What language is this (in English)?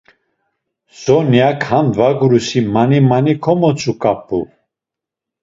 Laz